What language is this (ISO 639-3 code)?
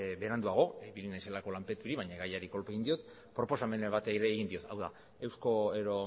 eus